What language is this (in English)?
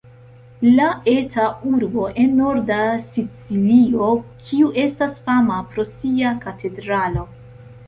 Esperanto